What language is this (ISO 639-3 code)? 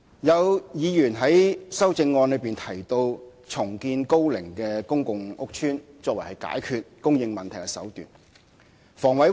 yue